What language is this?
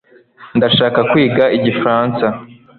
Kinyarwanda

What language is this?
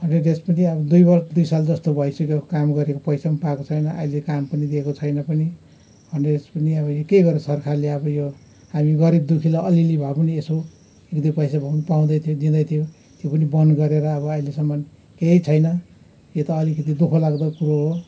Nepali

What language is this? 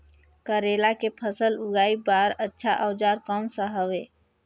Chhattisgarhi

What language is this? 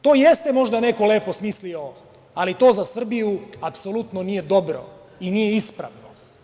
Serbian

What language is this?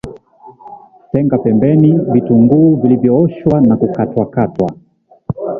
Swahili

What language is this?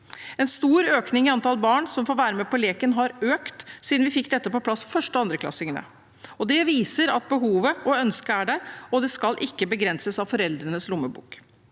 Norwegian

